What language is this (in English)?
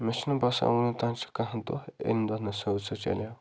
Kashmiri